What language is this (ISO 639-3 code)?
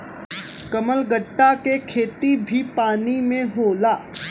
bho